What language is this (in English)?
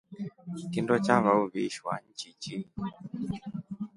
Rombo